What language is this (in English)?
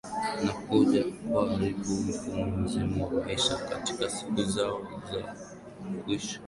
Swahili